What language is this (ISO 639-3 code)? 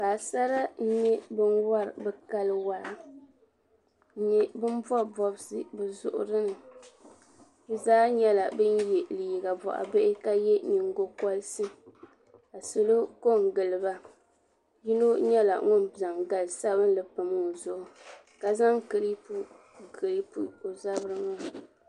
dag